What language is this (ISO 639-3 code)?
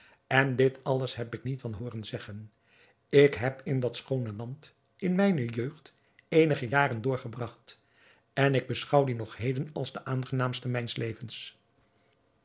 nld